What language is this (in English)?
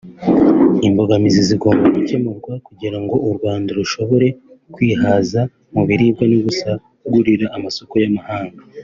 Kinyarwanda